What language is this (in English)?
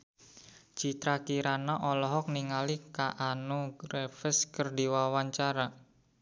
Sundanese